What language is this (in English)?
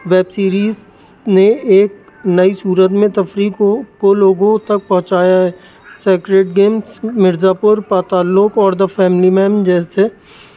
Urdu